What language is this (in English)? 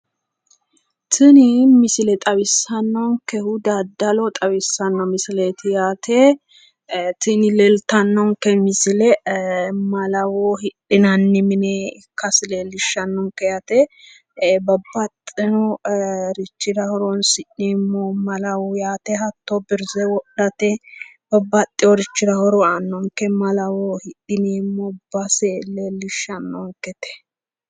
Sidamo